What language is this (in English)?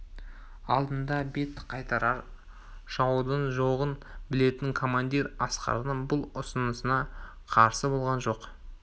Kazakh